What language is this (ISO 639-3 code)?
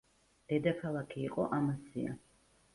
kat